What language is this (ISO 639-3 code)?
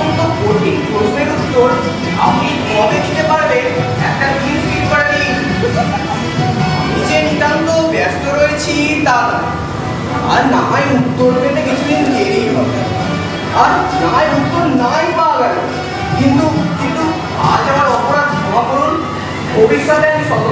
hin